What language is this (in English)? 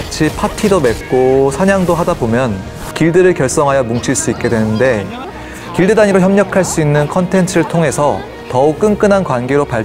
Korean